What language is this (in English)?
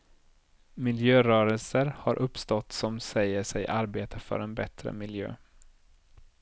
Swedish